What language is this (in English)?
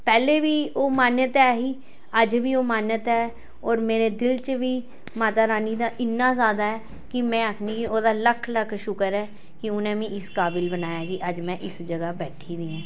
Dogri